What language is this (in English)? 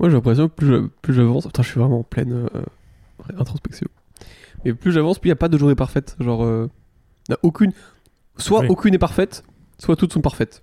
French